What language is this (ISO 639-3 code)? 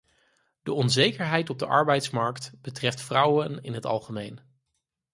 nld